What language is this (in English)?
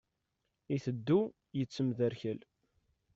Kabyle